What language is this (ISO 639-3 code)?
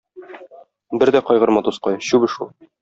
tat